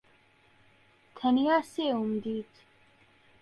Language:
Central Kurdish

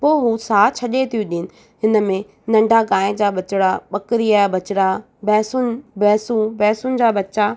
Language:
Sindhi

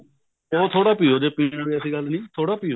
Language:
Punjabi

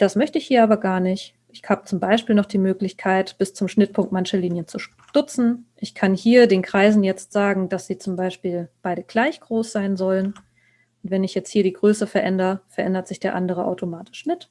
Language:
German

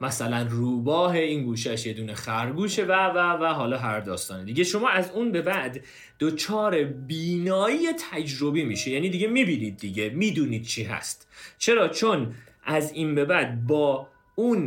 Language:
Persian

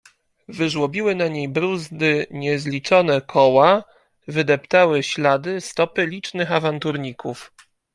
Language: Polish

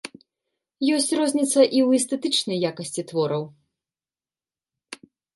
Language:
Belarusian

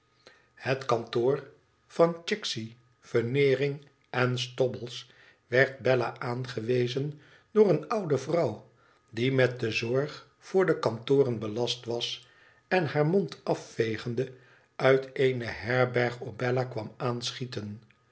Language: Dutch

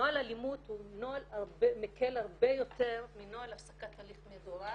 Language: Hebrew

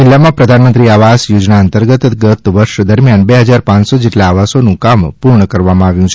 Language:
Gujarati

